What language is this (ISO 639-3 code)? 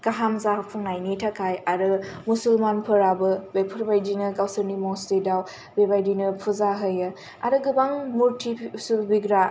brx